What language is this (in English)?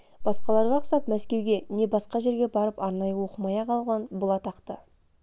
Kazakh